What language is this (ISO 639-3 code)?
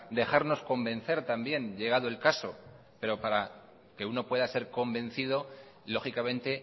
spa